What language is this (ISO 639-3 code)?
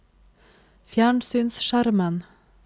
nor